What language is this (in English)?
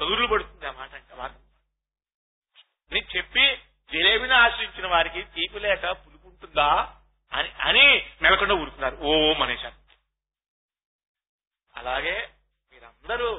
Telugu